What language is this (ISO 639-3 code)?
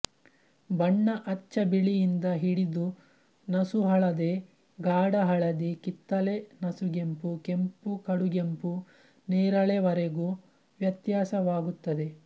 kan